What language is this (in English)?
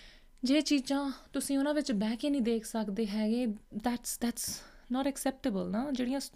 Punjabi